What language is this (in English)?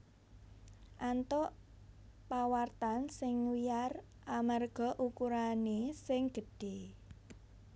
Javanese